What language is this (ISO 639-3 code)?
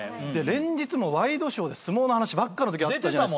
jpn